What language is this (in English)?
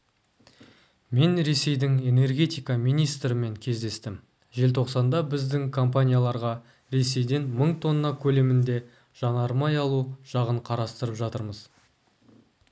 Kazakh